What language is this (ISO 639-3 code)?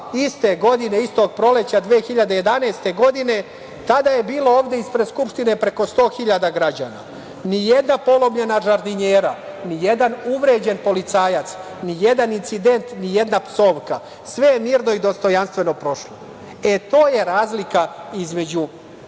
srp